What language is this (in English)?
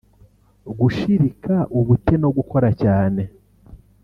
Kinyarwanda